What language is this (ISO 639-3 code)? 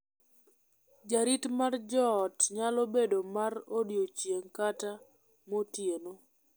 luo